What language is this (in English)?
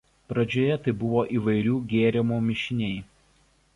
Lithuanian